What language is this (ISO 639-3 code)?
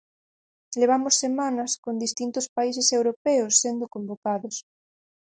glg